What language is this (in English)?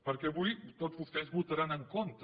Catalan